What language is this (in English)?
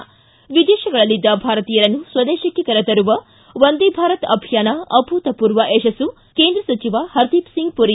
Kannada